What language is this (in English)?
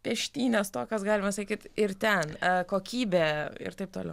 Lithuanian